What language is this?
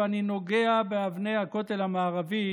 Hebrew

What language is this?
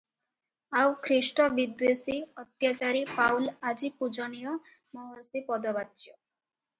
Odia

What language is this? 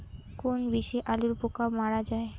Bangla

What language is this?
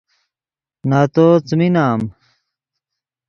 Yidgha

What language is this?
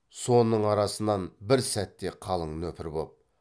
Kazakh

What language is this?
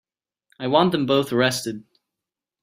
English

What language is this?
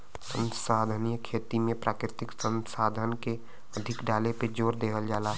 Bhojpuri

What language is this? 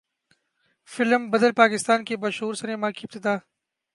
Urdu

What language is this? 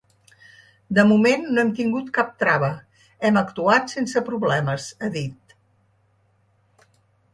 Catalan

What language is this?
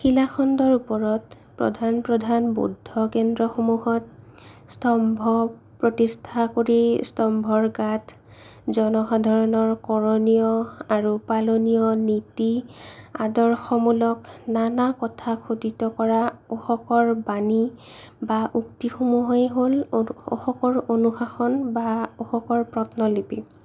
Assamese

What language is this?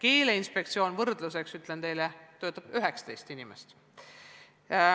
Estonian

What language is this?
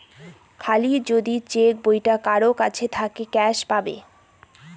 Bangla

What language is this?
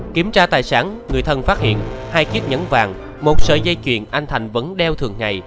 Vietnamese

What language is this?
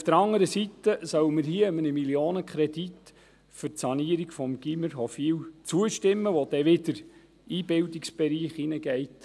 Swiss German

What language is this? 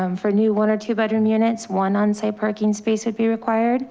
English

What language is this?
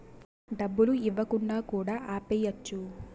Telugu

